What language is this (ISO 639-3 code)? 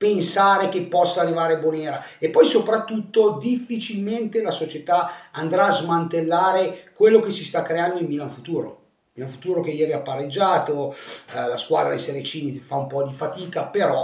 ita